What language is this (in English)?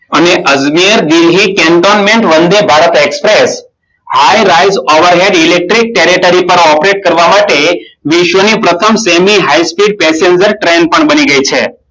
Gujarati